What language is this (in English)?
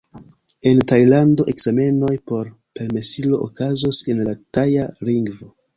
Esperanto